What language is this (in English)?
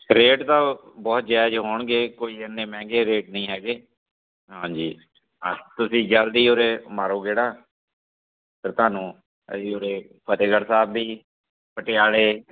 Punjabi